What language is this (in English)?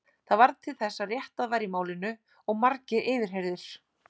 Icelandic